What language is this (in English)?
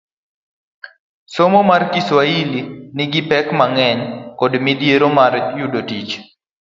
Luo (Kenya and Tanzania)